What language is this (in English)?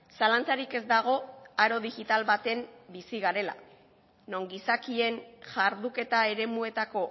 Basque